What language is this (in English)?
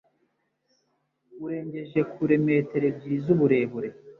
Kinyarwanda